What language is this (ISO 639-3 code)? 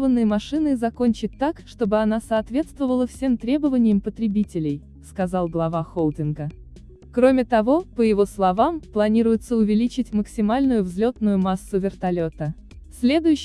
rus